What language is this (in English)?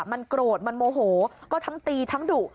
Thai